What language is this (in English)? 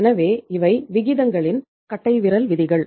Tamil